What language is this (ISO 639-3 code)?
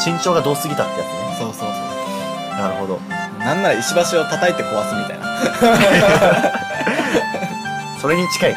jpn